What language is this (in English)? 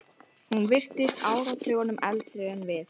Icelandic